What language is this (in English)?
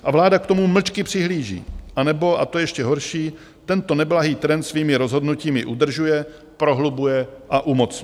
Czech